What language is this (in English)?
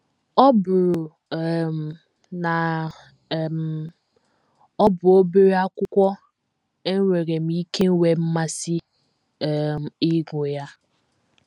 Igbo